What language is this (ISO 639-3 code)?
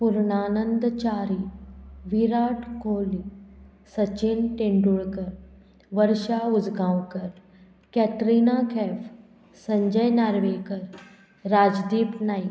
kok